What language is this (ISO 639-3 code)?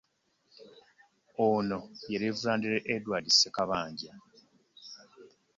lug